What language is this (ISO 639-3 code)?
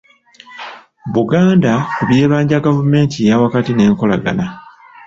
lug